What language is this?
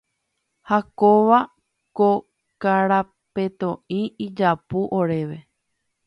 Guarani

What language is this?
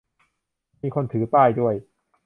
Thai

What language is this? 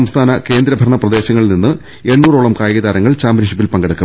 Malayalam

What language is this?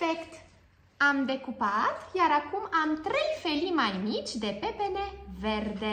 Romanian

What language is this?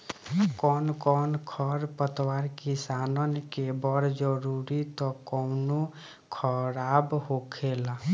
Bhojpuri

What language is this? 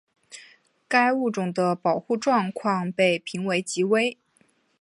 Chinese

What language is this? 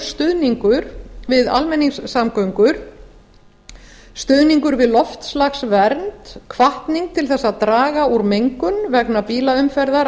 Icelandic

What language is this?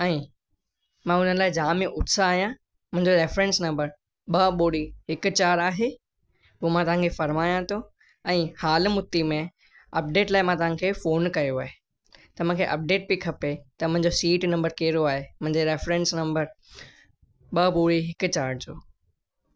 Sindhi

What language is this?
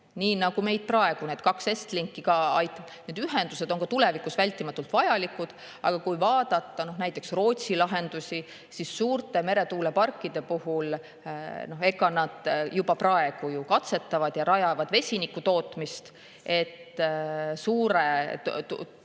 Estonian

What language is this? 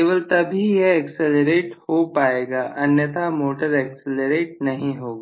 Hindi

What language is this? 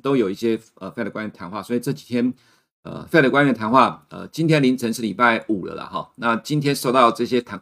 Chinese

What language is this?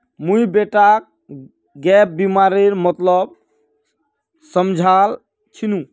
Magahi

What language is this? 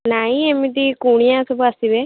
Odia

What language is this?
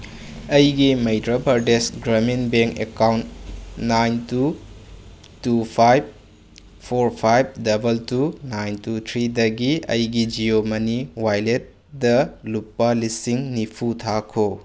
Manipuri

